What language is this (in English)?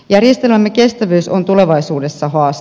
Finnish